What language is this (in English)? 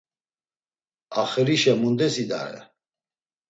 Laz